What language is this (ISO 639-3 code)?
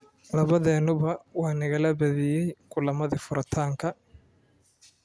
som